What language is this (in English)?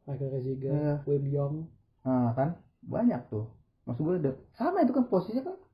Indonesian